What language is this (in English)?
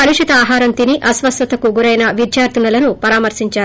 Telugu